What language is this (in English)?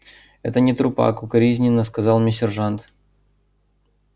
Russian